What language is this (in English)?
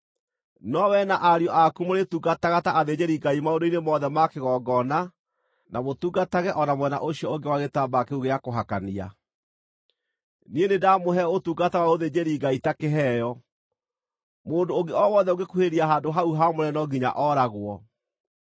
Kikuyu